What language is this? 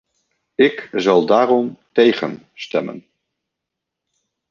Dutch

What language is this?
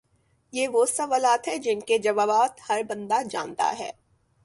Urdu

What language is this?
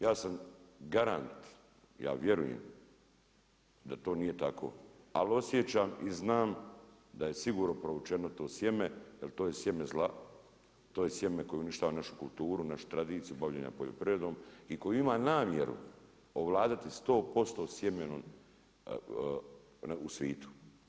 Croatian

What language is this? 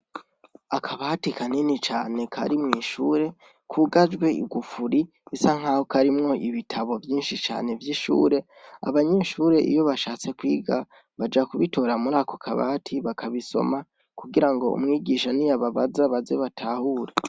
Rundi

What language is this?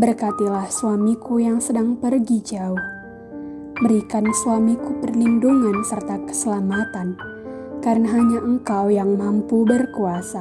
Indonesian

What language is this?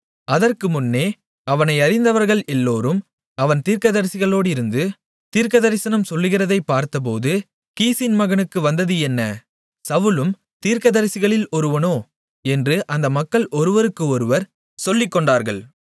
Tamil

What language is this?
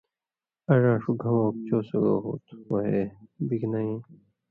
Indus Kohistani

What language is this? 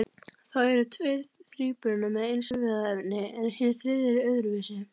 Icelandic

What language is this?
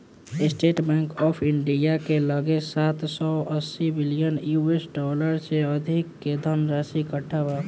Bhojpuri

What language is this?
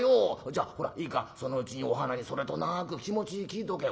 Japanese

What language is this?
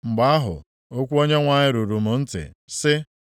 Igbo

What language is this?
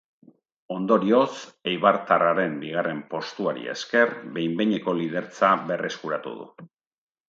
Basque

